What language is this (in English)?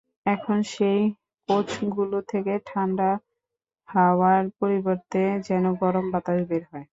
Bangla